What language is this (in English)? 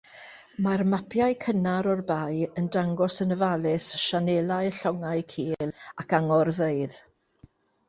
Welsh